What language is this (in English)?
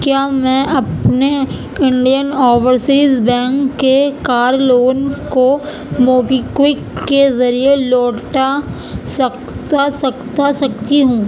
Urdu